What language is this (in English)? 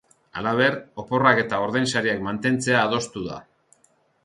Basque